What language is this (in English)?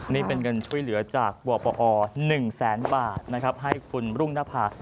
Thai